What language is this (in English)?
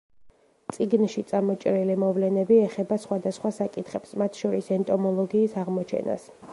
Georgian